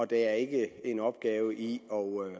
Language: Danish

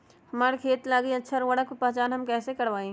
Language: Magahi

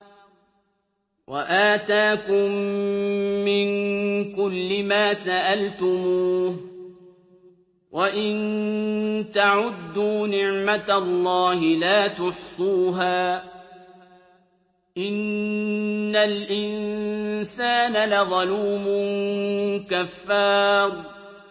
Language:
Arabic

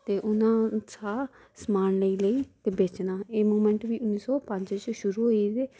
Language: Dogri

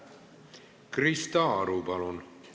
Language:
Estonian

